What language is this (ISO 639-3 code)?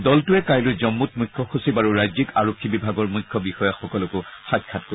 asm